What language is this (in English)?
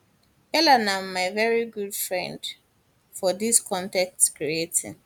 Nigerian Pidgin